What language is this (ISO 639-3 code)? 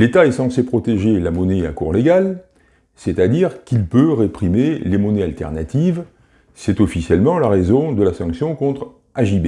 fra